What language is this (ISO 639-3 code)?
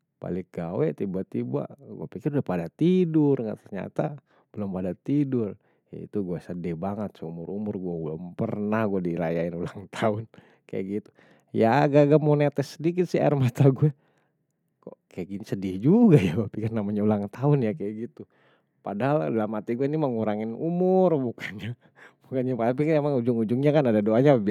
bew